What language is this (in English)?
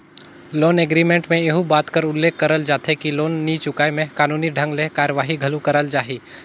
Chhattisgarhi